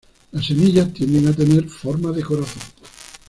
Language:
Spanish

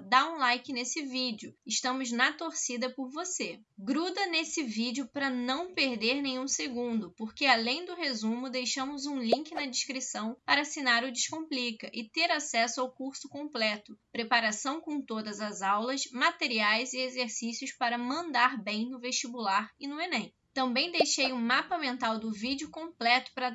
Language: Portuguese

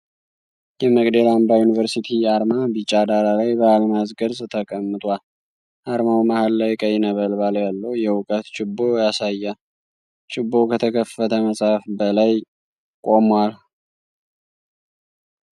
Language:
Amharic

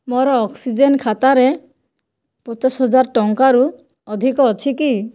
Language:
Odia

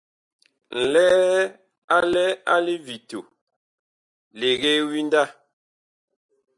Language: Bakoko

